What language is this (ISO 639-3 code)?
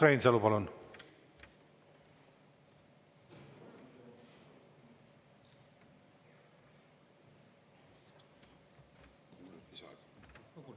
est